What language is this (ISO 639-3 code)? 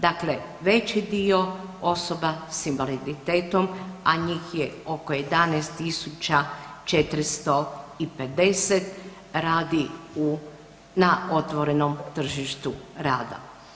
hrv